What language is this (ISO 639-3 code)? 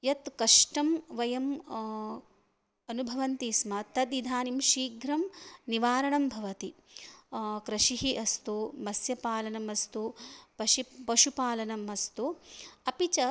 san